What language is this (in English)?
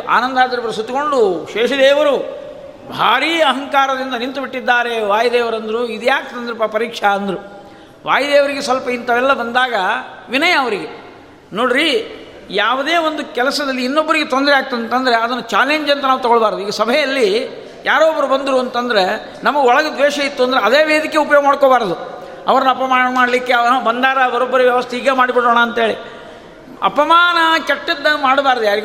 Kannada